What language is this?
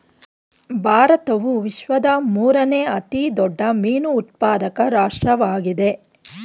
Kannada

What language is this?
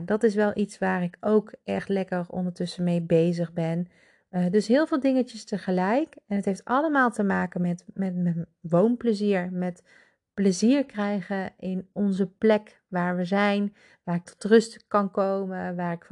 Dutch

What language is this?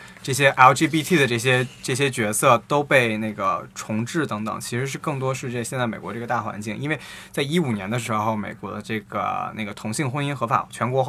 Chinese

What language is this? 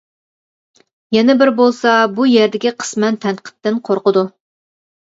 Uyghur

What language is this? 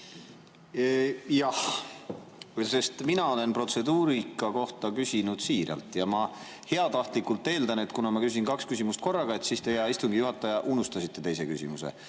Estonian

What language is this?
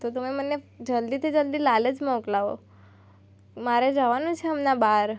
Gujarati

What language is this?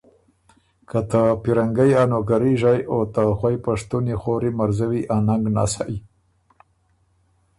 Ormuri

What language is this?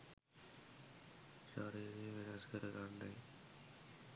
Sinhala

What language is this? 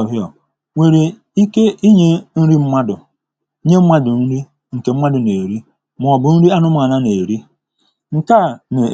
Igbo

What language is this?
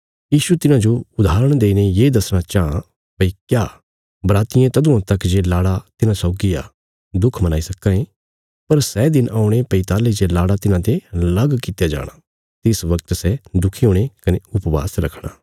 Bilaspuri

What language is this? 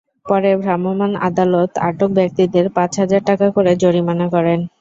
Bangla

